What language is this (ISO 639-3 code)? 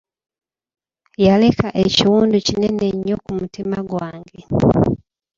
lug